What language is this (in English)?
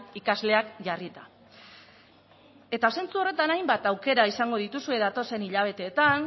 Basque